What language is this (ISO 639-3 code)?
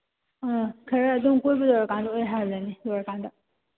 mni